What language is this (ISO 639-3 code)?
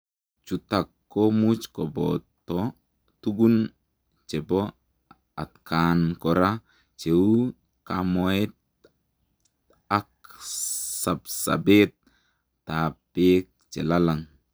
kln